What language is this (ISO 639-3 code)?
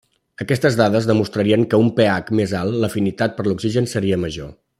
cat